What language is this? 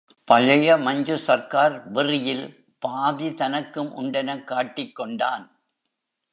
Tamil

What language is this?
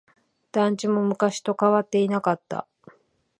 Japanese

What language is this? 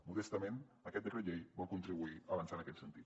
Catalan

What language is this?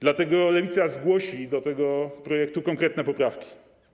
Polish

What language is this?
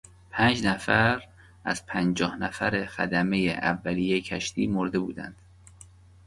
Persian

